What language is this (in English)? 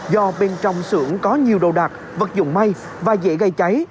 Vietnamese